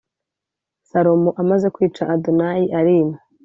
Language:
Kinyarwanda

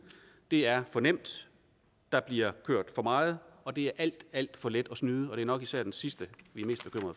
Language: Danish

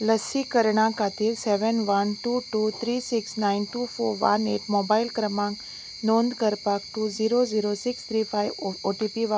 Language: Konkani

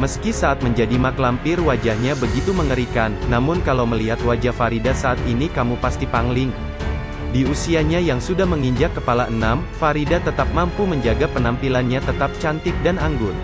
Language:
Indonesian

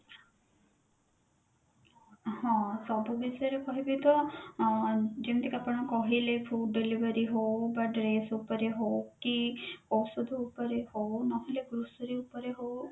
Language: Odia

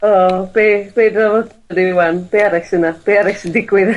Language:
Welsh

